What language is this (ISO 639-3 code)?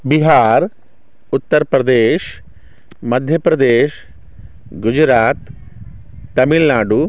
mai